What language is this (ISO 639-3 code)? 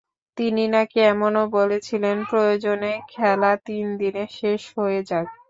ben